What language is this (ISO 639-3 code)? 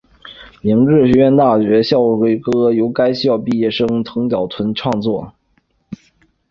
zho